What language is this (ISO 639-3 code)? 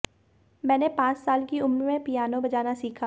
hin